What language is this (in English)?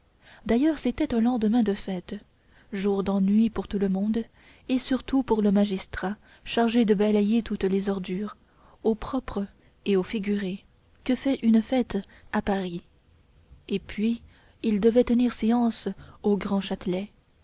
French